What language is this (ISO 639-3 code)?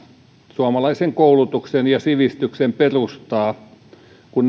fin